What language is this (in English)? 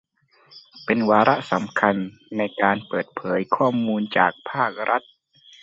Thai